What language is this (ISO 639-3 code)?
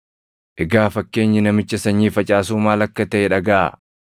orm